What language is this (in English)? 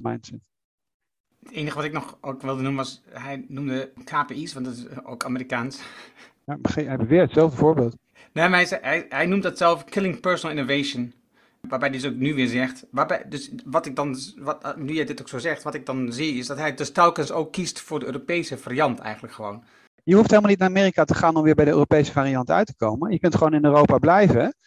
Dutch